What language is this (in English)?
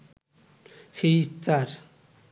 Bangla